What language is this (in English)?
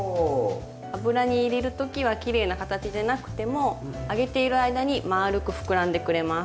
Japanese